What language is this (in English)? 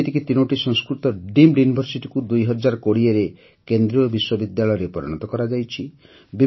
Odia